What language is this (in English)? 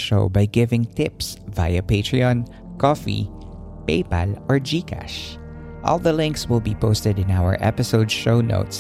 Filipino